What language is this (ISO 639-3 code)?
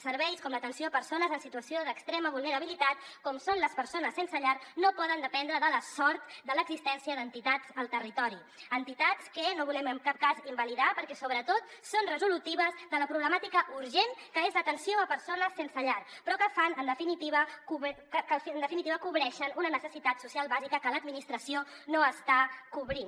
cat